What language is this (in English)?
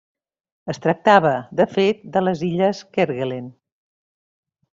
Catalan